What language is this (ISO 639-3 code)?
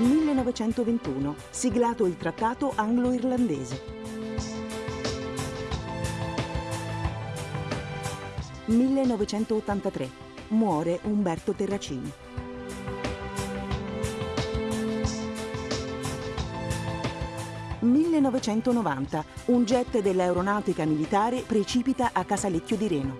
ita